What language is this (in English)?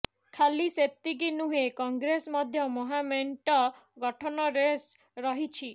Odia